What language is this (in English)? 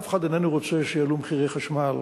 Hebrew